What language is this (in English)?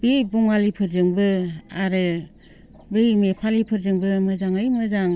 Bodo